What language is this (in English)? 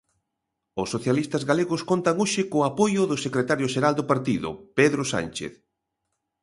Galician